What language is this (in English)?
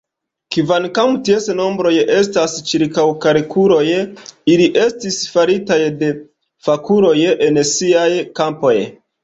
Esperanto